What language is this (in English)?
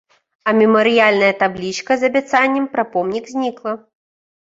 Belarusian